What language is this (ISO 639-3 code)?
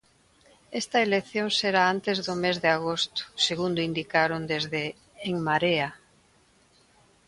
glg